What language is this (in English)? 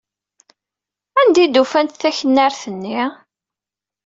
Kabyle